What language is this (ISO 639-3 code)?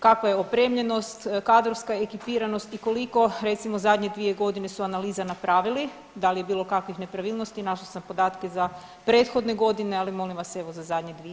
hrv